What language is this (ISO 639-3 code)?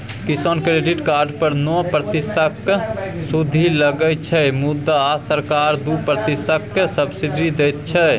mai